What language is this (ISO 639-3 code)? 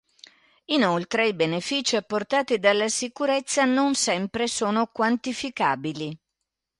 ita